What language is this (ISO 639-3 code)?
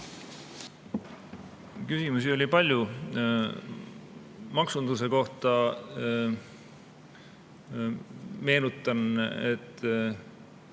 est